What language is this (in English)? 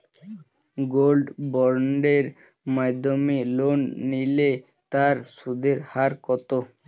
Bangla